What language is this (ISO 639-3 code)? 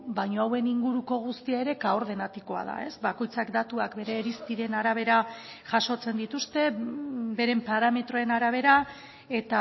eus